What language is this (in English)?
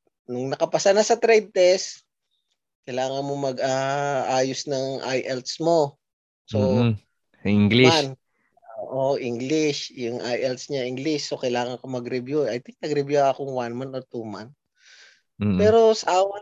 Filipino